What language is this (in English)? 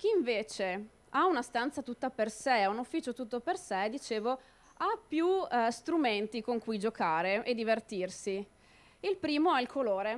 Italian